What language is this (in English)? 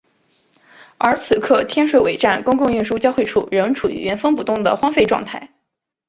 Chinese